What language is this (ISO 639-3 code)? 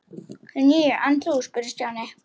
isl